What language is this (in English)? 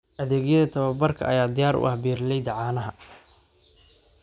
Somali